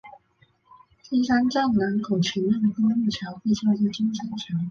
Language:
Chinese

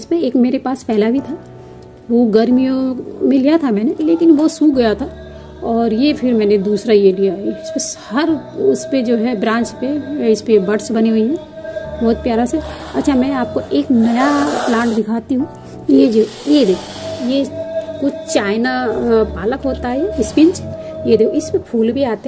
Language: Hindi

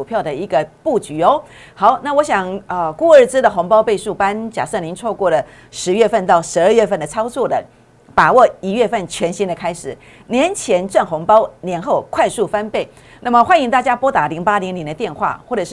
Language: Chinese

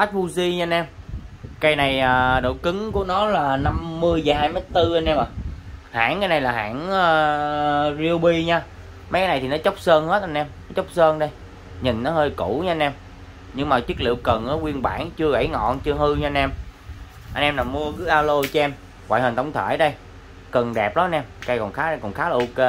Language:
Vietnamese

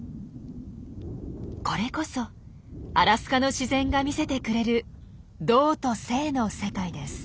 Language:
Japanese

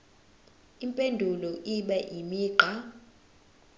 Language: Zulu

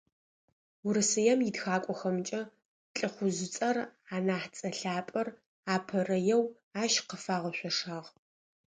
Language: Adyghe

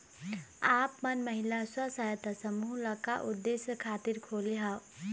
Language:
Chhattisgarhi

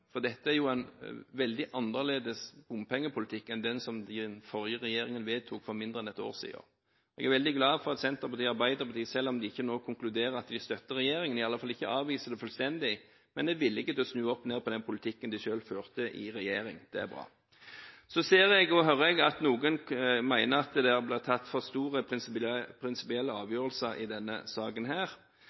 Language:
Norwegian Bokmål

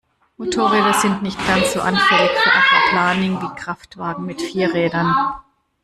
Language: German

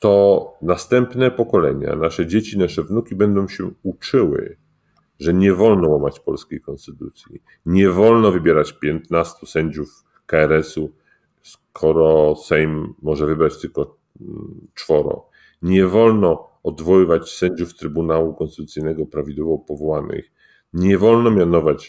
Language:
Polish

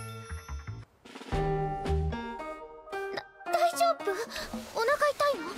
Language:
Japanese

